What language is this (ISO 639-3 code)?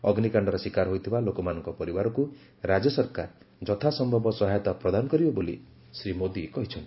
ori